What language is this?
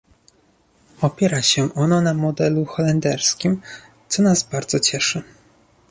Polish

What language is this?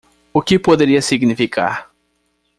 Portuguese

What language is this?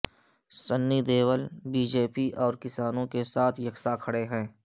Urdu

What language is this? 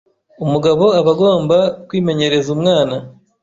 Kinyarwanda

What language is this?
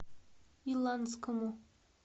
Russian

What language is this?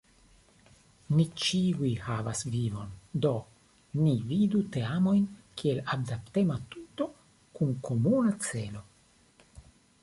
Esperanto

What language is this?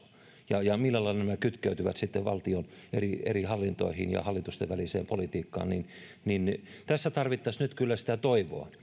Finnish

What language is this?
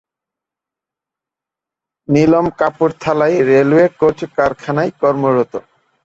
Bangla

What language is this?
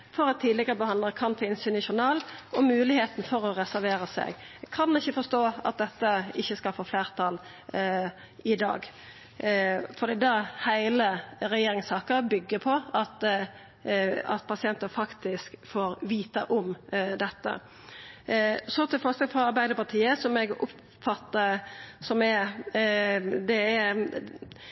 Norwegian Nynorsk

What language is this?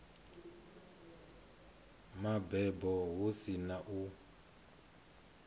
Venda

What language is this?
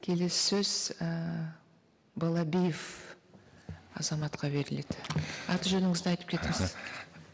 Kazakh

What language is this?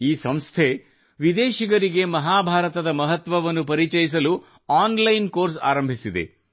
Kannada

